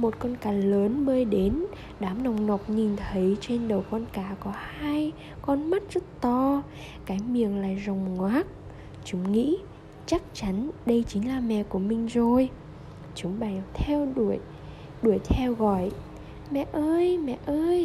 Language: Vietnamese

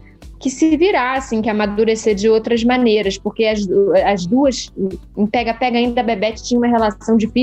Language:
Portuguese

